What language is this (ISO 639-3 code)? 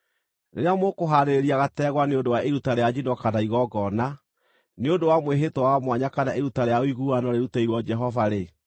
kik